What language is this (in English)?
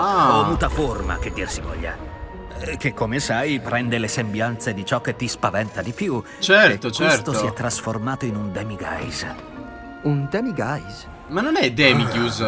Italian